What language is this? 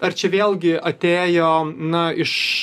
Lithuanian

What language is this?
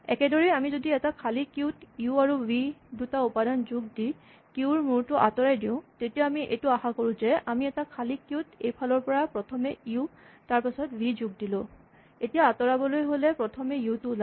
Assamese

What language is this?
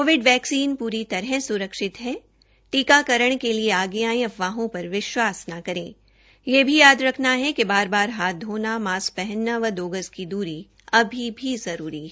Hindi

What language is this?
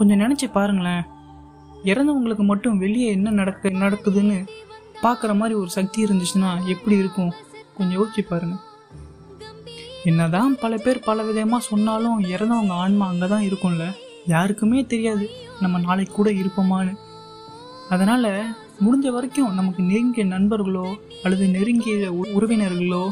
Tamil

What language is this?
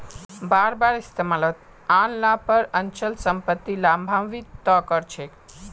Magahi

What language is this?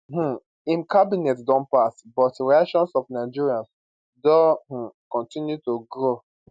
Nigerian Pidgin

